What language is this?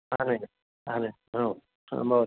Sanskrit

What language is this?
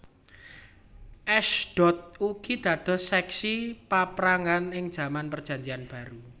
Javanese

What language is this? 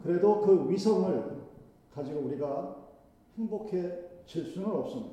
Korean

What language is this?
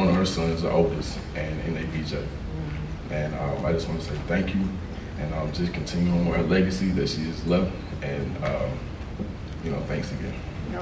English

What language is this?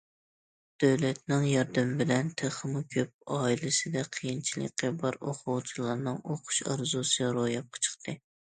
Uyghur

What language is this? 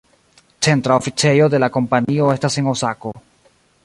Esperanto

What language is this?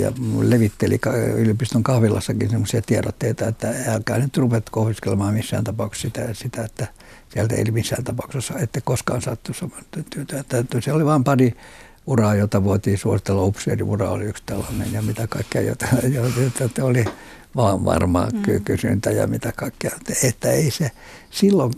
Finnish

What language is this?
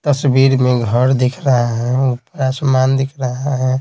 Hindi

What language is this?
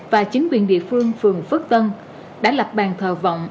Vietnamese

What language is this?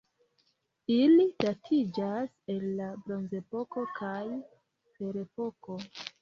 Esperanto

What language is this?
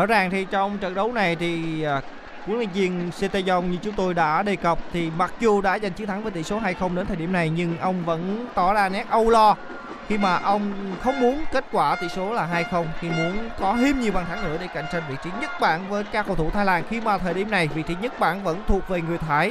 Vietnamese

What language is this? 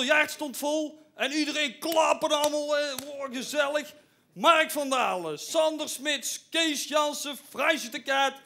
Dutch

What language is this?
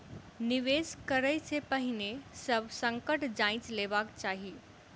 Maithili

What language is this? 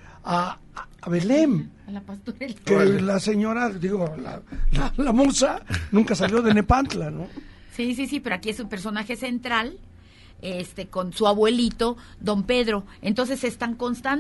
Spanish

